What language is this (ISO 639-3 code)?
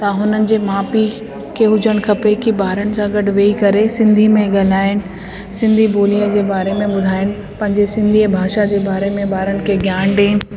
snd